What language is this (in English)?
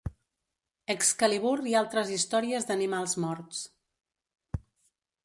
Catalan